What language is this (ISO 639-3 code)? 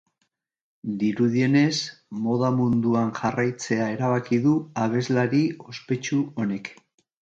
eus